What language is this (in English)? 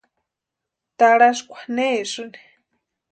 Western Highland Purepecha